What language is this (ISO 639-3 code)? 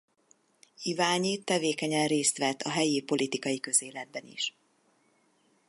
hun